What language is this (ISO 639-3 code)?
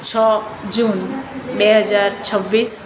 guj